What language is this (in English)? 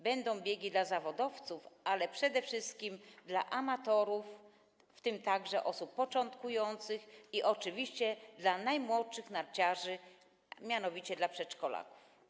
Polish